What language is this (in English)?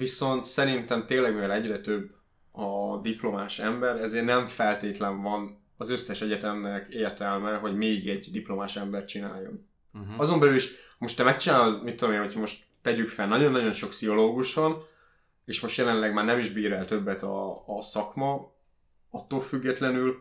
Hungarian